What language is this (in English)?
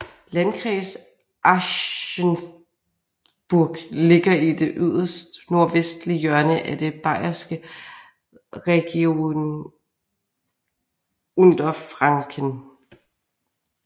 Danish